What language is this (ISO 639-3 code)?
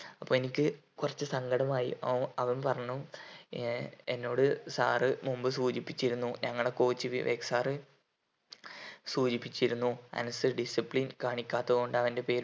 mal